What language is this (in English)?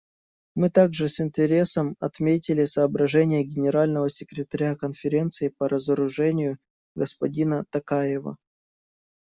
Russian